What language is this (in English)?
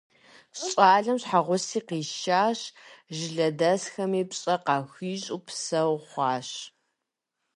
Kabardian